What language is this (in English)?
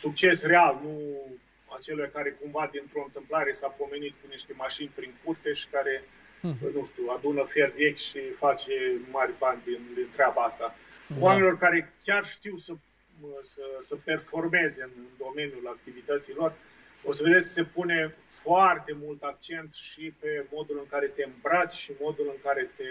Romanian